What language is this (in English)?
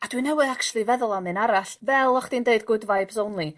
Welsh